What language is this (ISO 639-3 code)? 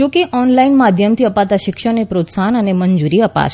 guj